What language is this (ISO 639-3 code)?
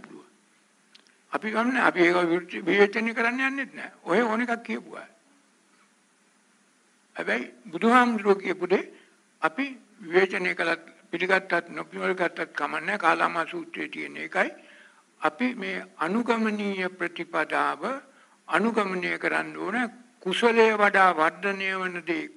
ara